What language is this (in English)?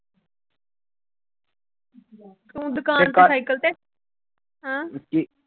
Punjabi